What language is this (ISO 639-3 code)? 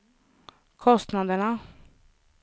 swe